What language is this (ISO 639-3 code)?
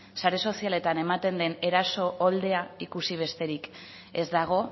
eus